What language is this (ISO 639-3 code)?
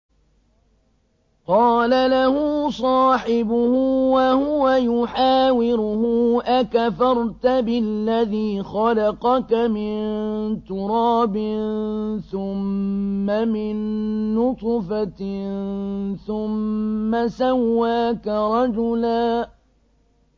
ara